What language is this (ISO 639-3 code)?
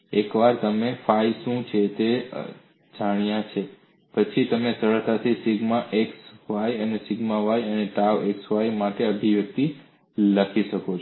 guj